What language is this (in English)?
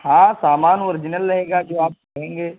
Urdu